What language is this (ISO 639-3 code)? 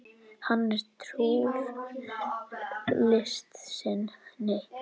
isl